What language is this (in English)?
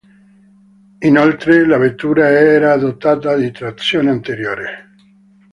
Italian